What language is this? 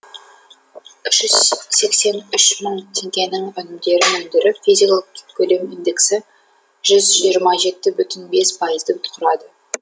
Kazakh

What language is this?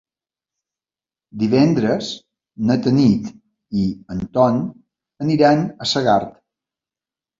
Catalan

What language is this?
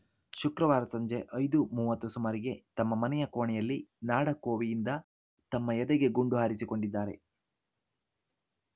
Kannada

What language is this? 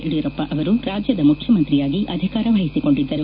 Kannada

